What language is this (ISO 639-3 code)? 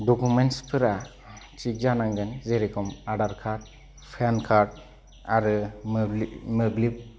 brx